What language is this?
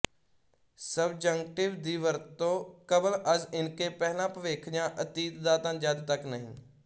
Punjabi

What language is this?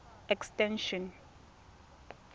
Tswana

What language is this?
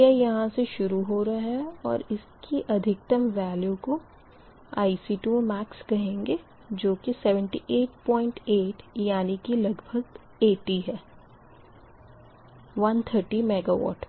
Hindi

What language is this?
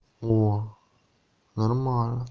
Russian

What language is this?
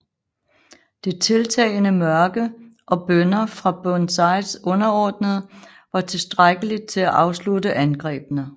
Danish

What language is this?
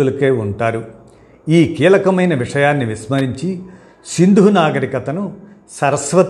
Telugu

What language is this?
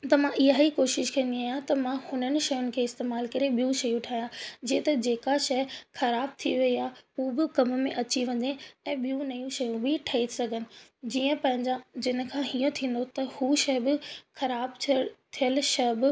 Sindhi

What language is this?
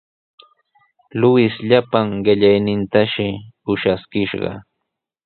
Sihuas Ancash Quechua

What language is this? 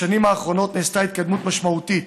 Hebrew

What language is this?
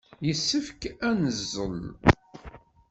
Kabyle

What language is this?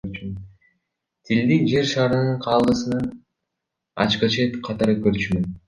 Kyrgyz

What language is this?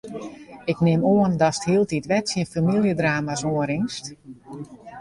Western Frisian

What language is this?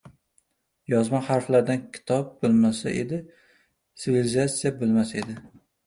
Uzbek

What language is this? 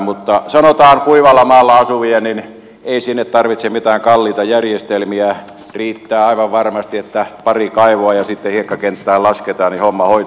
Finnish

